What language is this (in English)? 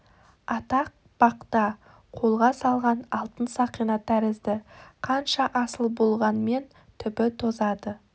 Kazakh